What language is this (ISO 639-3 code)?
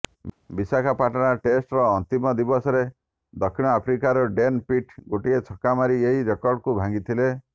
ori